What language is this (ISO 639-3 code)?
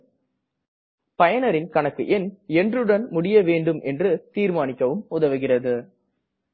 tam